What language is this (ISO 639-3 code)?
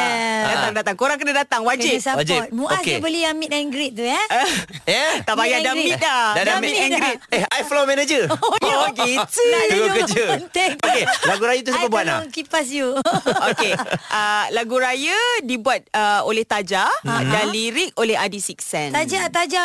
msa